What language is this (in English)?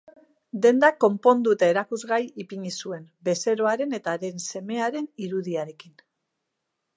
Basque